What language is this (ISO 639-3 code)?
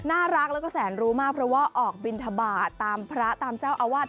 tha